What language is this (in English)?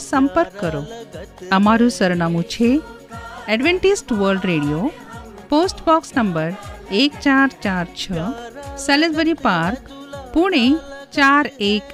Hindi